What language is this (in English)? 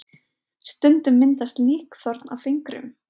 Icelandic